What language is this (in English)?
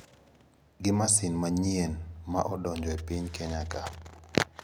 Luo (Kenya and Tanzania)